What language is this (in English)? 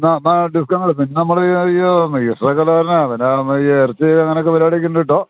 Malayalam